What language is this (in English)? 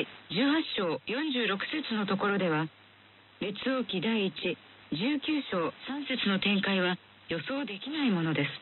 Japanese